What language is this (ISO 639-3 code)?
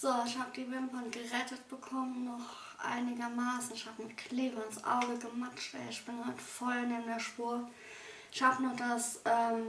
deu